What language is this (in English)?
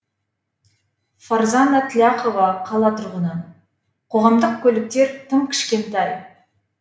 Kazakh